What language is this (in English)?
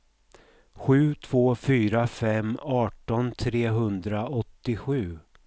Swedish